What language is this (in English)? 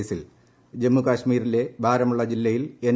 Malayalam